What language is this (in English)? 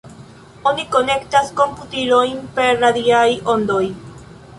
Esperanto